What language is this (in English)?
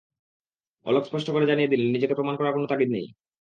Bangla